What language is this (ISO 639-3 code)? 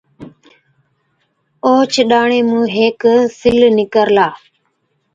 odk